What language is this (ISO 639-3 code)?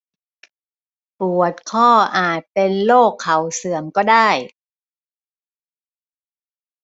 tha